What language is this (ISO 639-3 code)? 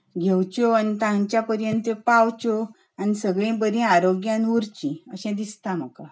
kok